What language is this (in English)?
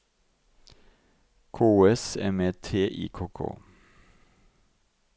Norwegian